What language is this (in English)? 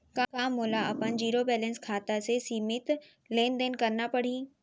Chhattisgarhi